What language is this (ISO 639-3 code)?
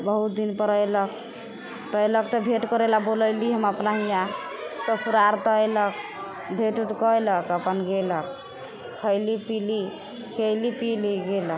mai